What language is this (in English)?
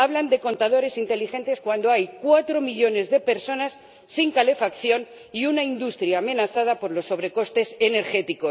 Spanish